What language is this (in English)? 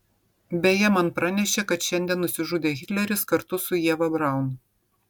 Lithuanian